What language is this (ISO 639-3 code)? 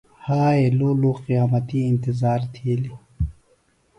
phl